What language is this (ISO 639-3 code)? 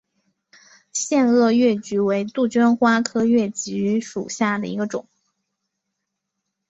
zho